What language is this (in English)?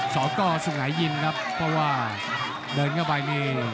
Thai